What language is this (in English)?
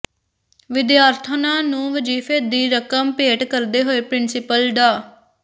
Punjabi